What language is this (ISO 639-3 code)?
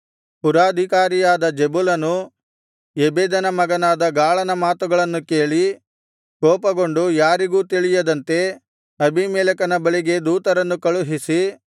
kan